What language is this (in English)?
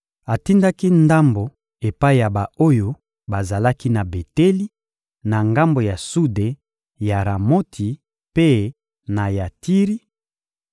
Lingala